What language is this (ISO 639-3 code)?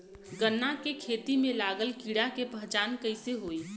bho